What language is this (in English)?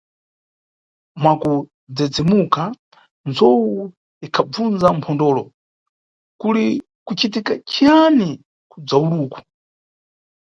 Nyungwe